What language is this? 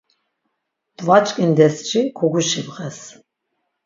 Laz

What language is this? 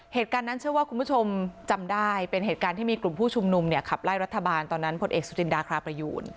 Thai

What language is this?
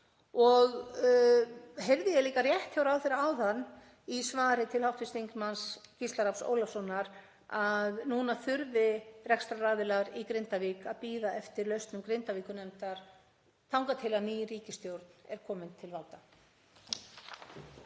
Icelandic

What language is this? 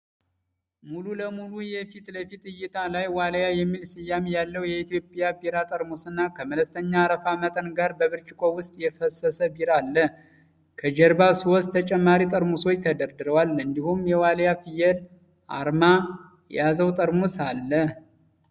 Amharic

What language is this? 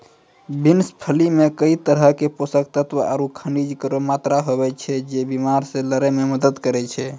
Maithili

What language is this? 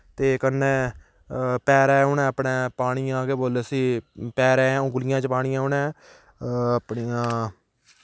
Dogri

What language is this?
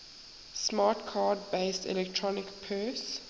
English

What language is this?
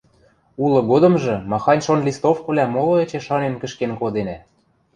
Western Mari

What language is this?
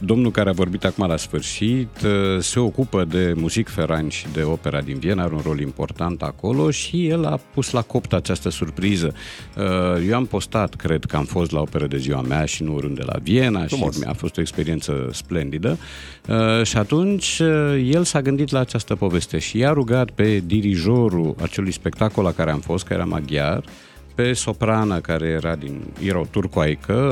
Romanian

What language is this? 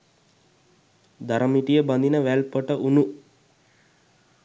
Sinhala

